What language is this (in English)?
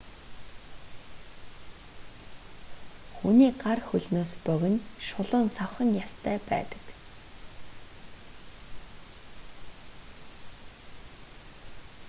Mongolian